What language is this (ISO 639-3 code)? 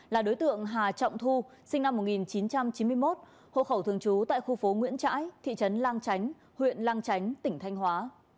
vie